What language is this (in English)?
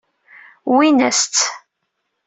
Kabyle